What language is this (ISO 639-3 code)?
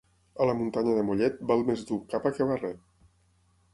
cat